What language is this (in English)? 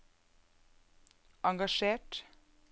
Norwegian